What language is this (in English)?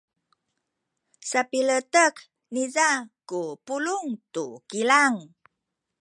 Sakizaya